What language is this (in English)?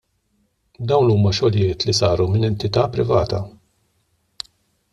Maltese